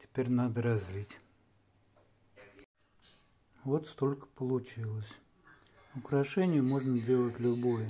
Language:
Russian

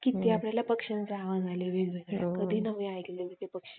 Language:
Marathi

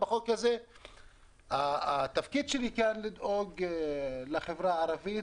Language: Hebrew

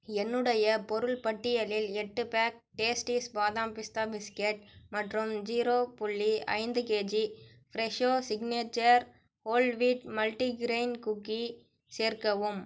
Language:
Tamil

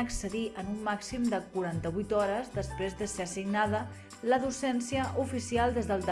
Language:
Catalan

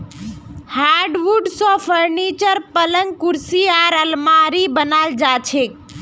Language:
Magahi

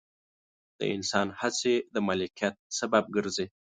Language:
Pashto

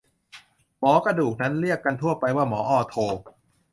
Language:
Thai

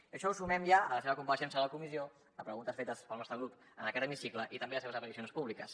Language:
Catalan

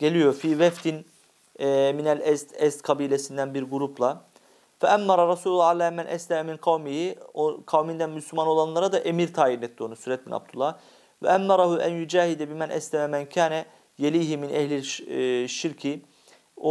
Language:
Turkish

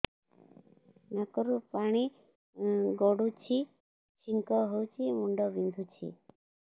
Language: Odia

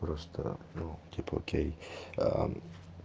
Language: Russian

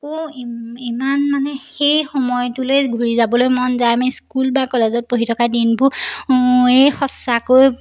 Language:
Assamese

